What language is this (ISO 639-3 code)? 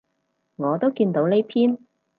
yue